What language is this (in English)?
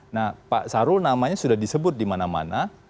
Indonesian